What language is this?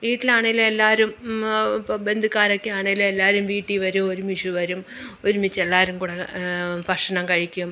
Malayalam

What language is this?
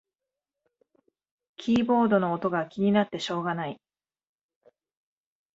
Japanese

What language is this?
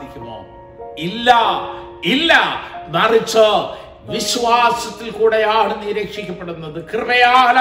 Malayalam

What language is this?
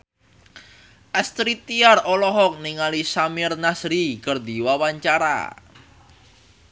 Sundanese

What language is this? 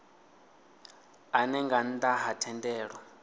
Venda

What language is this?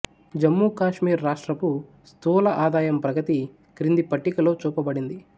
Telugu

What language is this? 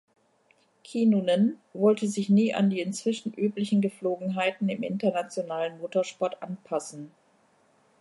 German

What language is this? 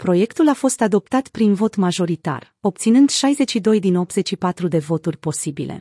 Romanian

